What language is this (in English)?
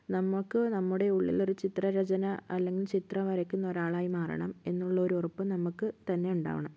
Malayalam